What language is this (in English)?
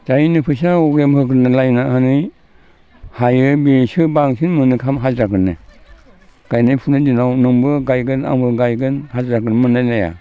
Bodo